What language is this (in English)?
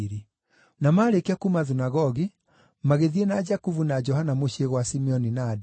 Kikuyu